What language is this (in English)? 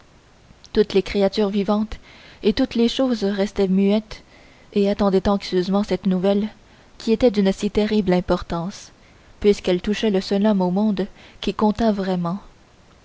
French